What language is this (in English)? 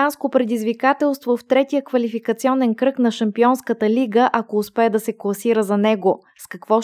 Bulgarian